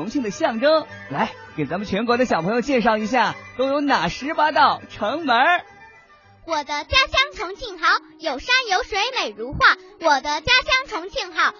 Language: Chinese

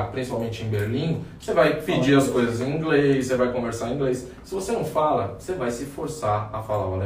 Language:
Portuguese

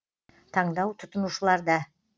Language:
Kazakh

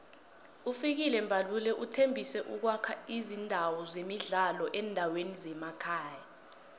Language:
South Ndebele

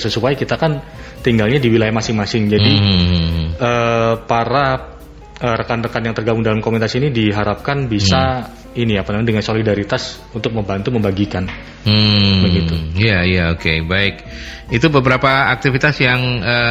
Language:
Indonesian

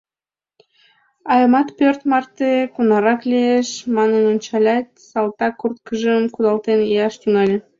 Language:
Mari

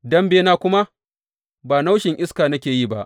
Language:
Hausa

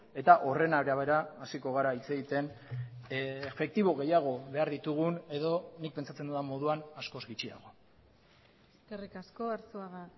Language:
Basque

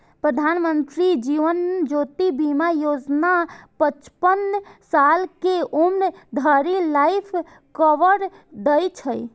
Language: Maithili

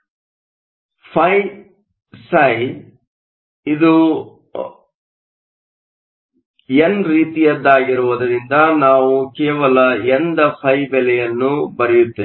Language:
Kannada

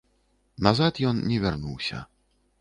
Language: Belarusian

